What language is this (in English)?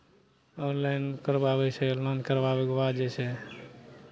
Maithili